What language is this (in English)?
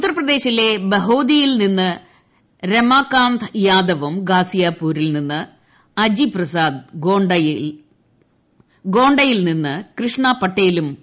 Malayalam